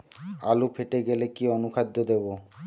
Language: Bangla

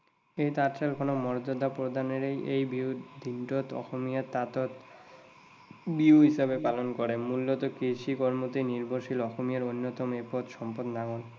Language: Assamese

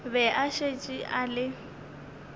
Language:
Northern Sotho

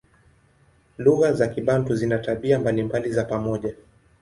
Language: Swahili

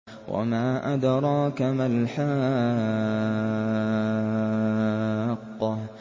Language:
Arabic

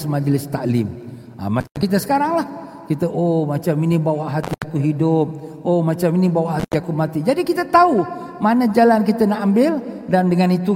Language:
Malay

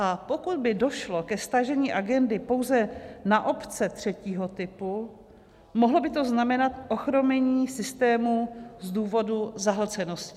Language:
Czech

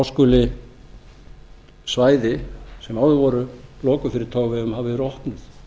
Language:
Icelandic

